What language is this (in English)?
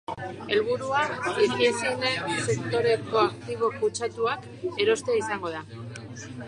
Basque